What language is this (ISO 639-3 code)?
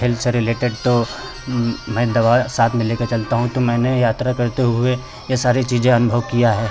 hin